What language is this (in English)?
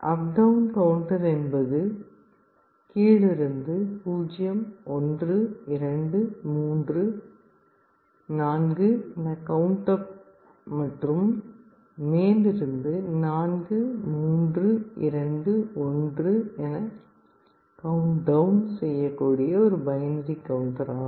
Tamil